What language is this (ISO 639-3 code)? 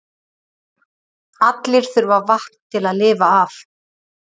isl